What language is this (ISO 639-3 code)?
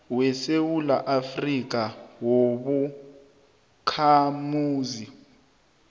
nbl